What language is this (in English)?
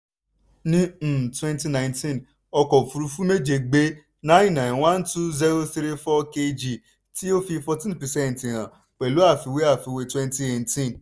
Yoruba